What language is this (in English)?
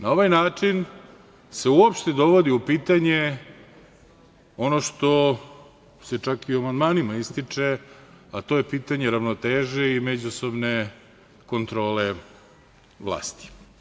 Serbian